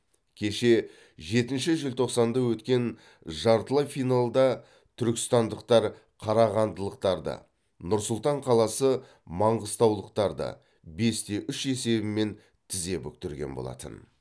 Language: Kazakh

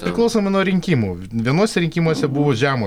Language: Lithuanian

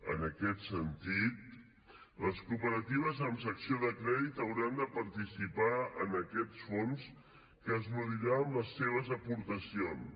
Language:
Catalan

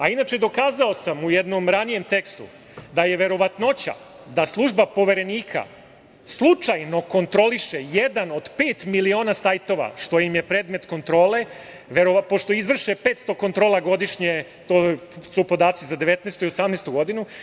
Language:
Serbian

